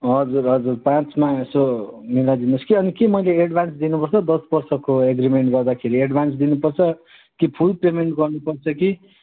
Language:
Nepali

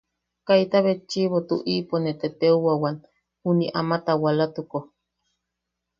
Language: Yaqui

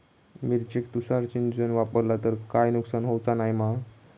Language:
Marathi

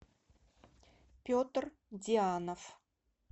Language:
Russian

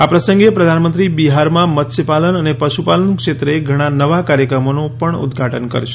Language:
Gujarati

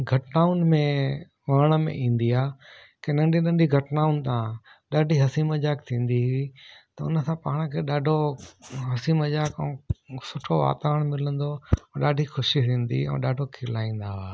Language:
Sindhi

